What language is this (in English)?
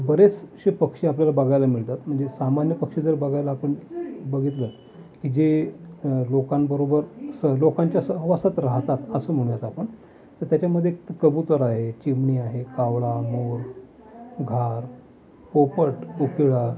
Marathi